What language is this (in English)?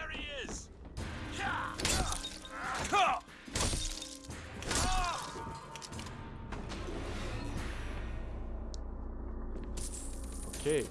Turkish